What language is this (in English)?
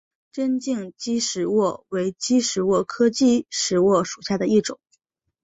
Chinese